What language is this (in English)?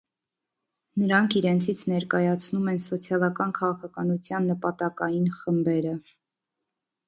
Armenian